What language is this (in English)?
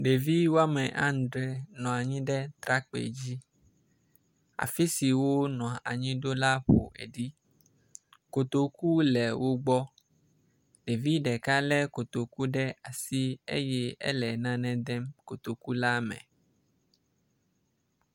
Ewe